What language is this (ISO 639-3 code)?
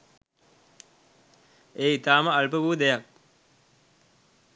sin